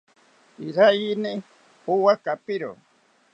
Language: South Ucayali Ashéninka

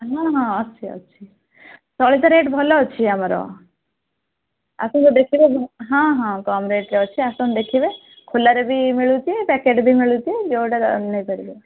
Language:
Odia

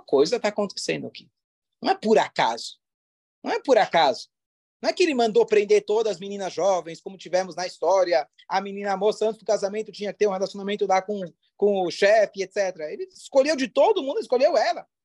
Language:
Portuguese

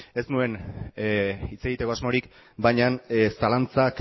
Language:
Basque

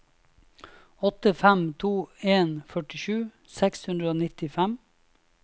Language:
Norwegian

